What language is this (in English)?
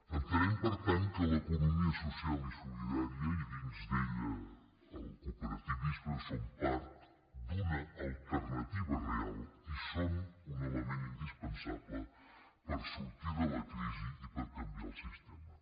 Catalan